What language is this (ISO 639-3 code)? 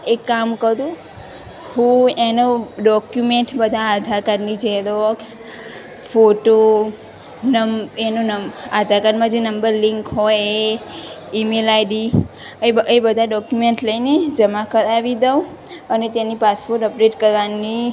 guj